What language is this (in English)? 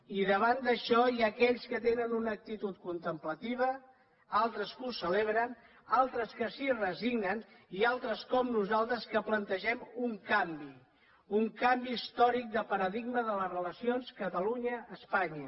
Catalan